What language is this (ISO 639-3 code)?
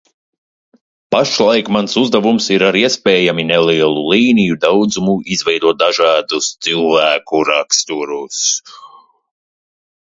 lav